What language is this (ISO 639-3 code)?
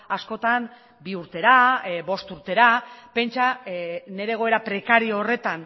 eus